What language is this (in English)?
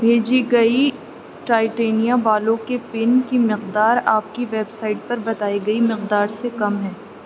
Urdu